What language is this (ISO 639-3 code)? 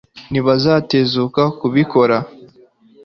kin